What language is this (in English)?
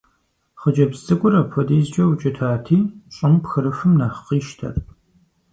Kabardian